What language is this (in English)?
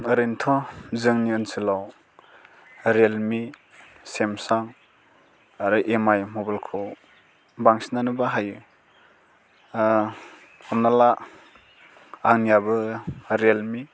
Bodo